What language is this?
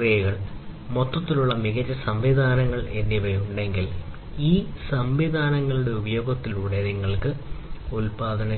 Malayalam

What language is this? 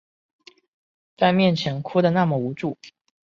Chinese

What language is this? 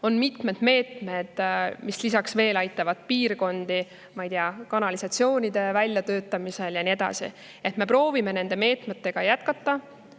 Estonian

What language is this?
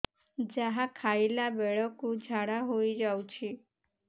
Odia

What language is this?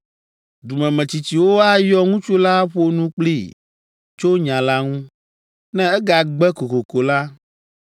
Ewe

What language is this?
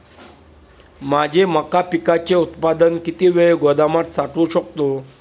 Marathi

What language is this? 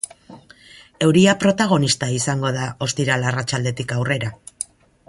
Basque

